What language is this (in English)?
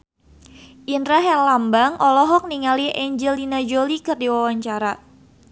Sundanese